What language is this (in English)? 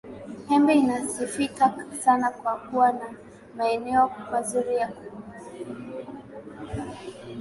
Swahili